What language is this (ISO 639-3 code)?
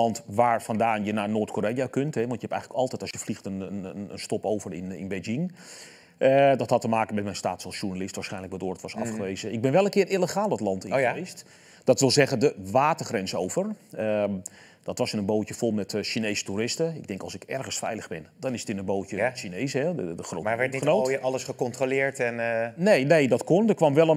nld